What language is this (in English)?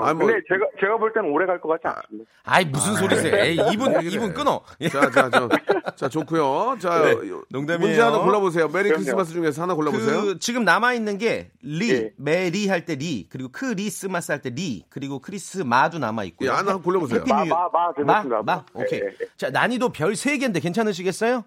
Korean